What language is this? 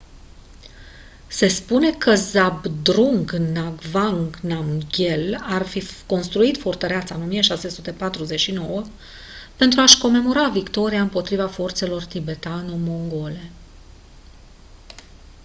Romanian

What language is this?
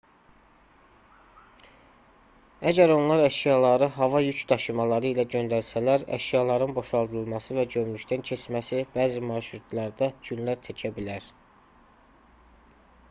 Azerbaijani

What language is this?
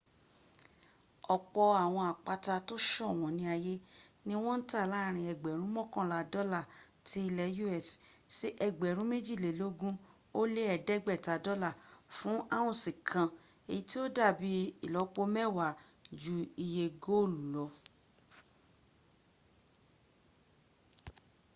Yoruba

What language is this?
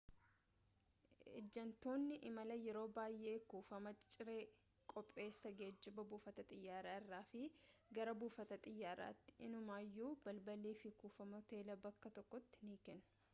Oromo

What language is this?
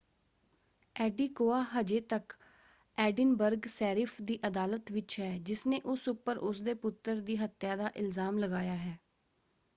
Punjabi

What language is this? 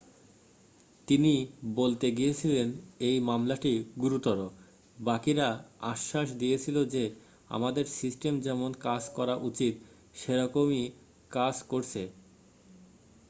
Bangla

